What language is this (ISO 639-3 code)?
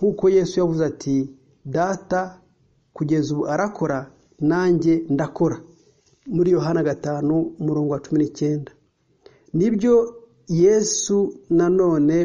swa